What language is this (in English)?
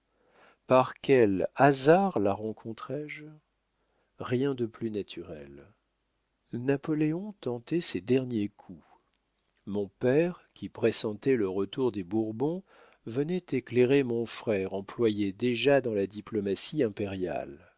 French